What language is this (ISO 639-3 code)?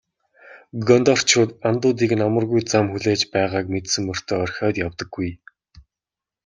mon